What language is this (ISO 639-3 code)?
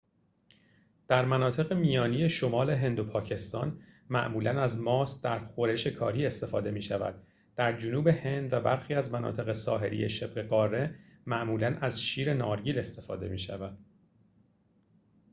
fas